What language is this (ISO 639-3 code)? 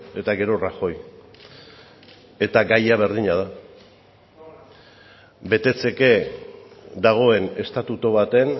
eus